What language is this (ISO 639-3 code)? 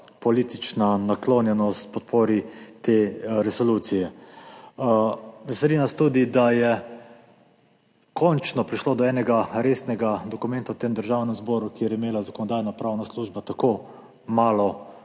slv